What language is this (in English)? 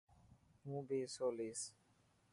Dhatki